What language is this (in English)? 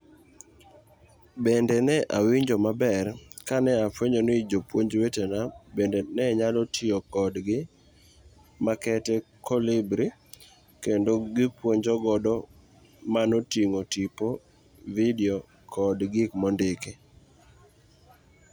Luo (Kenya and Tanzania)